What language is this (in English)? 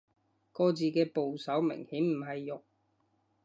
Cantonese